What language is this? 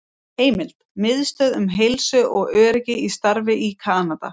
Icelandic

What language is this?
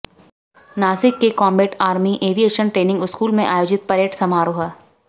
Hindi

